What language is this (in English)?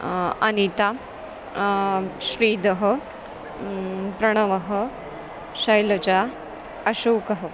Sanskrit